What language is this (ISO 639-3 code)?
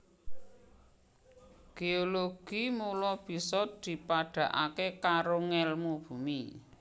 jav